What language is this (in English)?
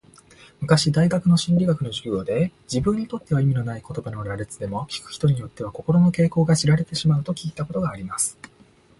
Japanese